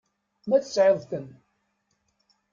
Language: Kabyle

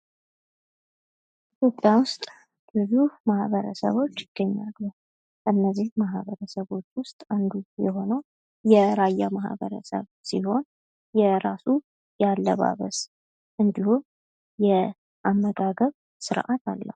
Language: Amharic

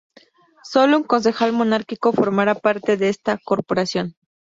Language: Spanish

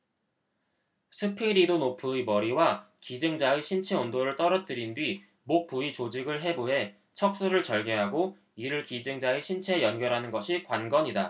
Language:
Korean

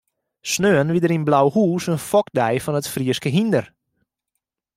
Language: Western Frisian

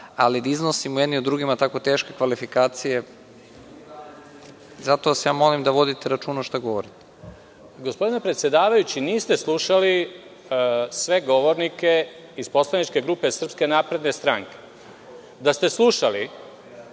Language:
Serbian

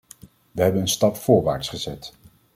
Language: Dutch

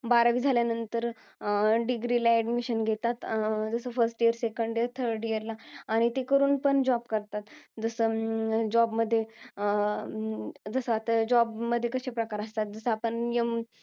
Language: Marathi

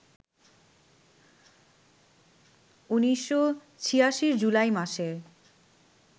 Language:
Bangla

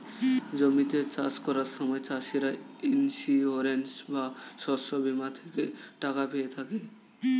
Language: Bangla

